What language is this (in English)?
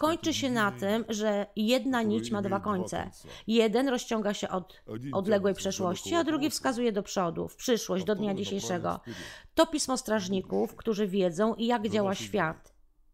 Polish